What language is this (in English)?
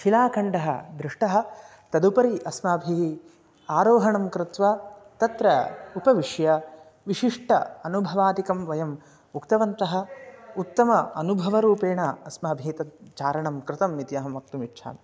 Sanskrit